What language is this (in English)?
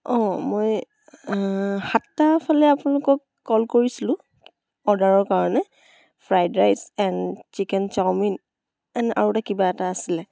Assamese